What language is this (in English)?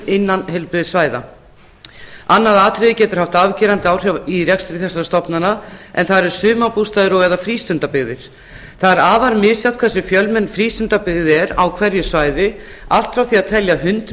Icelandic